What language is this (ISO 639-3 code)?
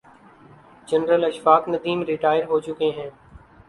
urd